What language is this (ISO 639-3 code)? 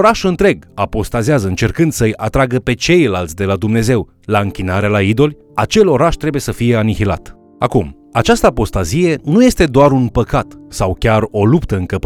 ron